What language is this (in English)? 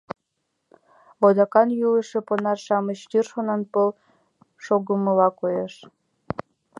Mari